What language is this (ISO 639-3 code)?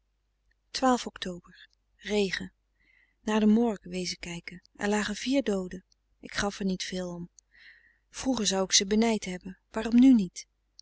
nld